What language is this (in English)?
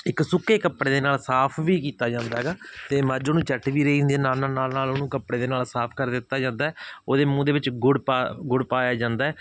Punjabi